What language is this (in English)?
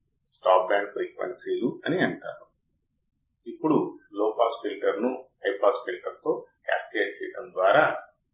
Telugu